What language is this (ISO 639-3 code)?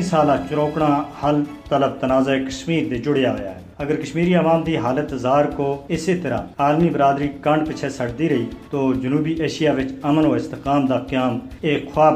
urd